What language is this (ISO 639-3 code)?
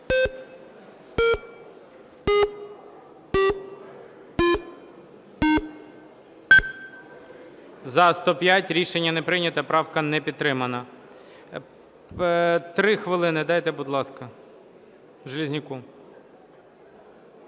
ukr